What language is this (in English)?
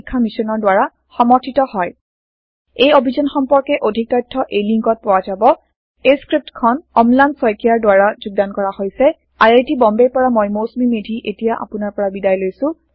Assamese